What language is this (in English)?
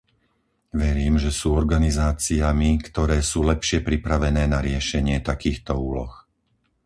Slovak